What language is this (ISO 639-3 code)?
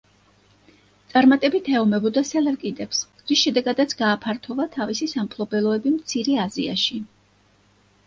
kat